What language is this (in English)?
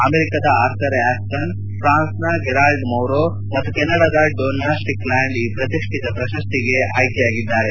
Kannada